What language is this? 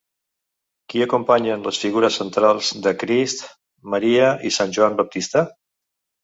Catalan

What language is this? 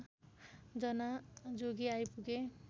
Nepali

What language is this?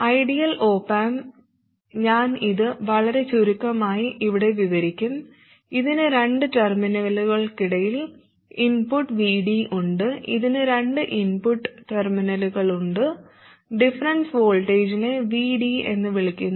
Malayalam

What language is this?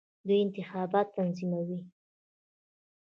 Pashto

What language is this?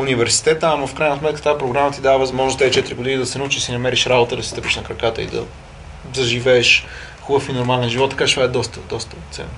Bulgarian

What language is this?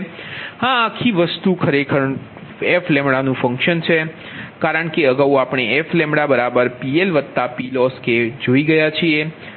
Gujarati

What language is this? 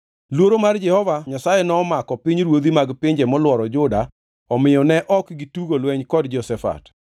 Luo (Kenya and Tanzania)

